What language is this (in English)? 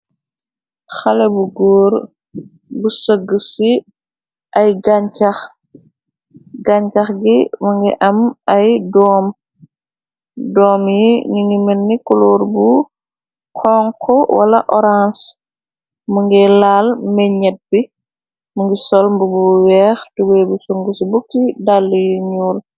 Wolof